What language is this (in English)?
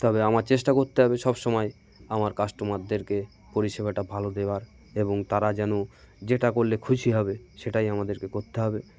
Bangla